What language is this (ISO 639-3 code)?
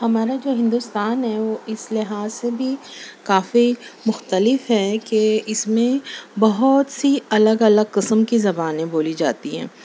urd